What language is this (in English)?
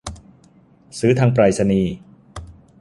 Thai